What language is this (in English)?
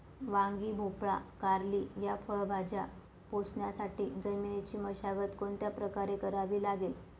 Marathi